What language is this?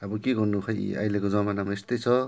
Nepali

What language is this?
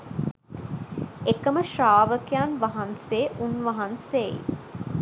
Sinhala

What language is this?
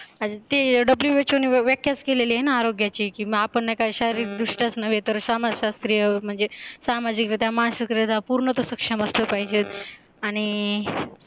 Marathi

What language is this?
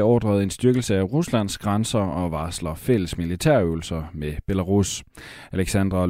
Danish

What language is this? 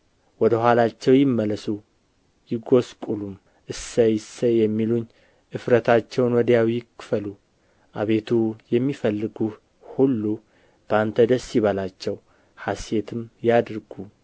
Amharic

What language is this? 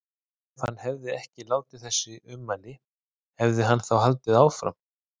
Icelandic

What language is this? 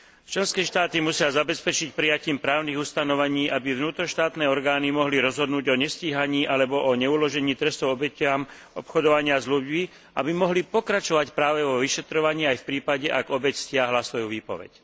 Slovak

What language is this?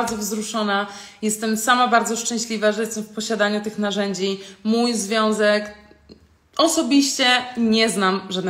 Polish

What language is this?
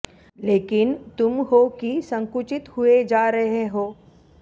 Sanskrit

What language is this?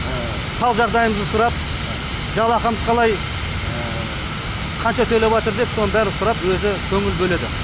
Kazakh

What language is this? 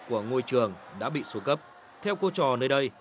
Vietnamese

